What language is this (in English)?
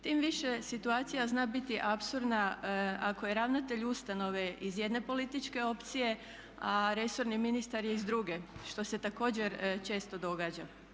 Croatian